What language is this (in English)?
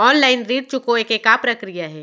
Chhattisgarhi